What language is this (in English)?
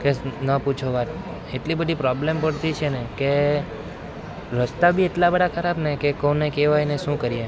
Gujarati